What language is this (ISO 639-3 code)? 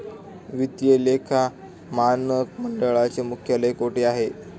mar